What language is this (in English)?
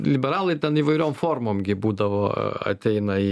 Lithuanian